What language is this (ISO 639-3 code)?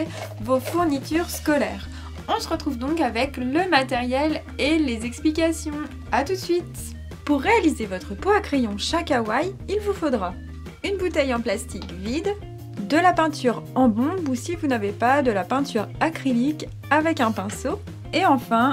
fra